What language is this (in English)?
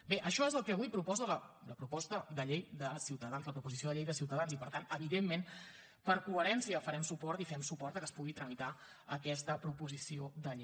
Catalan